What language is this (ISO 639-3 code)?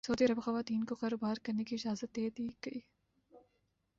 urd